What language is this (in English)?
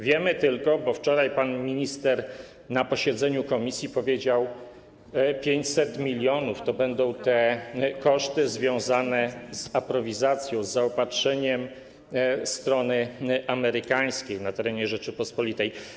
Polish